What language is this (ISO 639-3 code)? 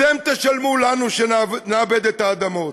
heb